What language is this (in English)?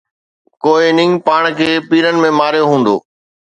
Sindhi